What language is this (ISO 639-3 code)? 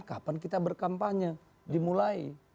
ind